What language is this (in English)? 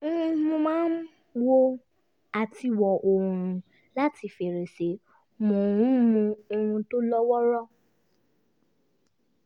Yoruba